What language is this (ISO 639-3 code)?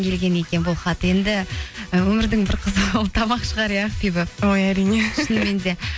kaz